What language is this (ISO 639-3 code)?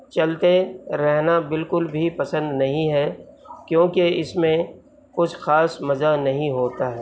urd